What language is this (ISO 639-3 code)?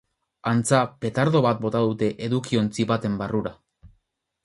eus